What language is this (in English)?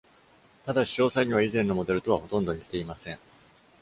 Japanese